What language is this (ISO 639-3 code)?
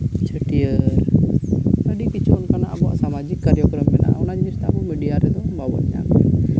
sat